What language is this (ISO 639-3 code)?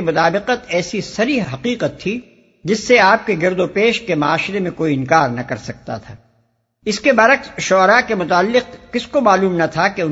urd